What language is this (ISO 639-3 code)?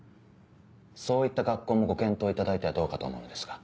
jpn